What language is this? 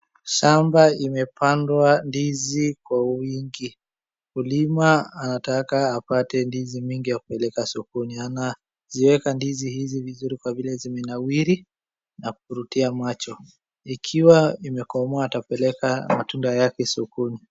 Swahili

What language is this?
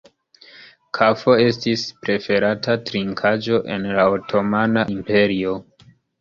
Esperanto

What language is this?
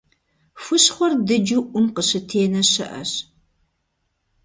Kabardian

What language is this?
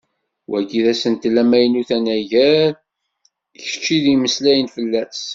Kabyle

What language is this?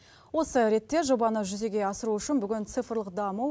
Kazakh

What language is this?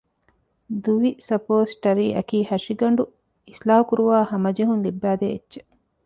Divehi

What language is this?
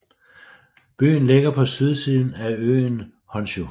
Danish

